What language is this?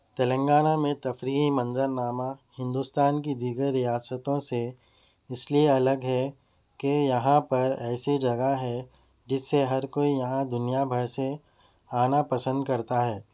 Urdu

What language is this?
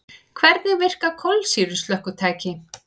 Icelandic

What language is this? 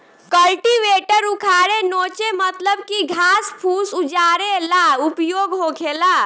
Bhojpuri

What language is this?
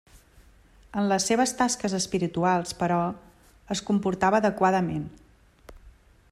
Catalan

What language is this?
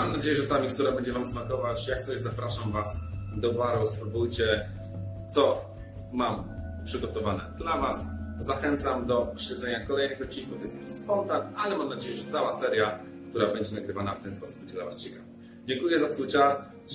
Polish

